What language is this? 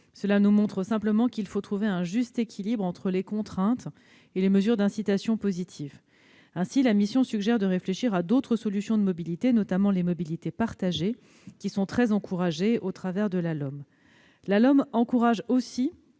French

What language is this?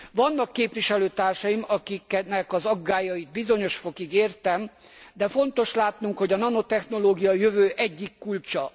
Hungarian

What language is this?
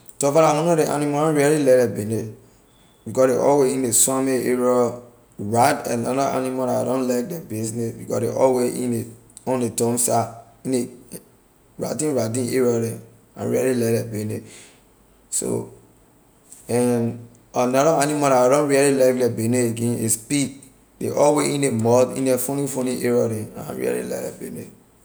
Liberian English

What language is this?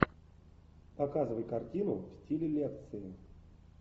Russian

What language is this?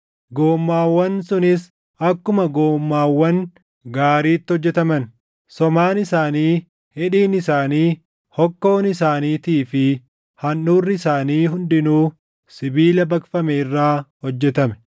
Oromo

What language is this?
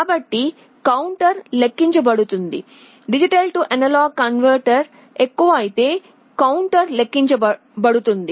Telugu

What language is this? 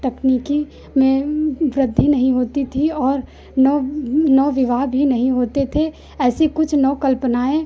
Hindi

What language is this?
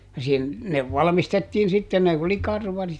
Finnish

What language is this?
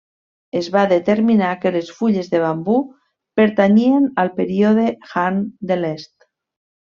Catalan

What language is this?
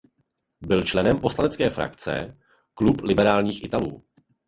Czech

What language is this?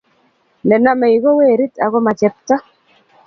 Kalenjin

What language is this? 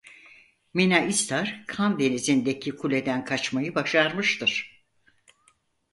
Turkish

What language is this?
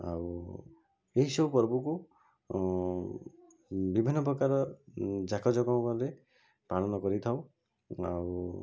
Odia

